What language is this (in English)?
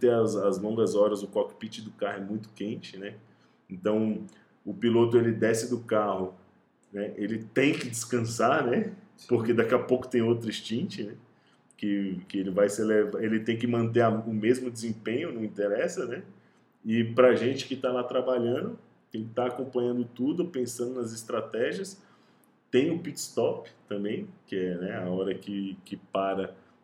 Portuguese